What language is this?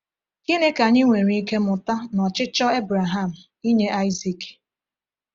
Igbo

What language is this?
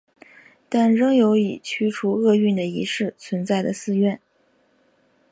Chinese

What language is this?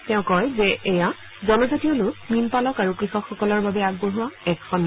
Assamese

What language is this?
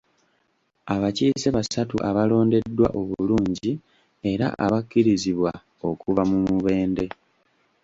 Ganda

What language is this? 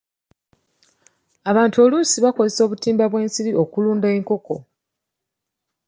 Ganda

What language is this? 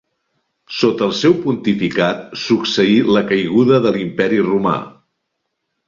Catalan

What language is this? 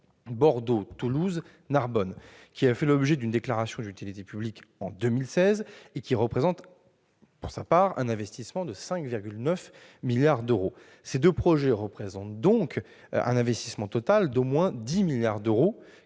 French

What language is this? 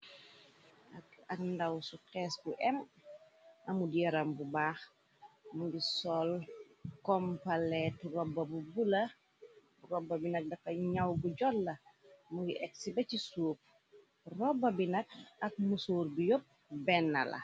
Wolof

